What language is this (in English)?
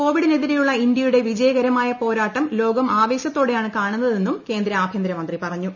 Malayalam